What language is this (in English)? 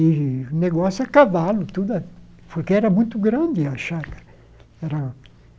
Portuguese